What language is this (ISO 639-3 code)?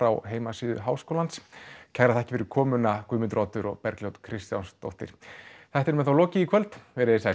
isl